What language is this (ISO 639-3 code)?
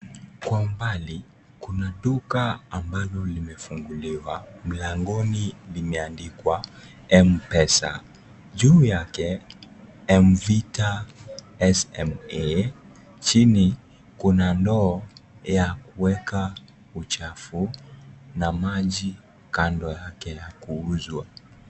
swa